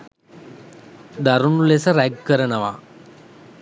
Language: Sinhala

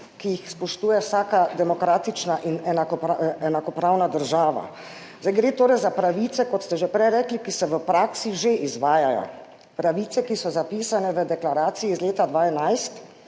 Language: Slovenian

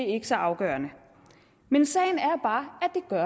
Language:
Danish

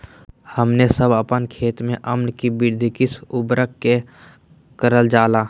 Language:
Magahi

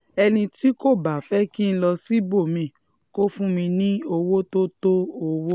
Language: Yoruba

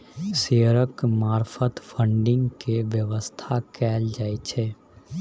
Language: Maithili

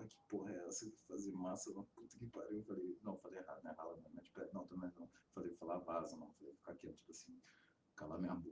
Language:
Portuguese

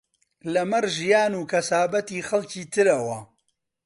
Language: Central Kurdish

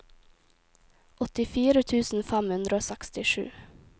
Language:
Norwegian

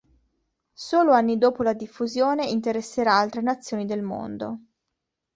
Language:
Italian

